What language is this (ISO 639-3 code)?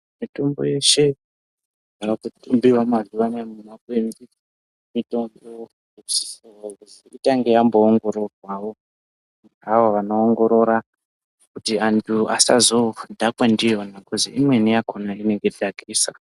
ndc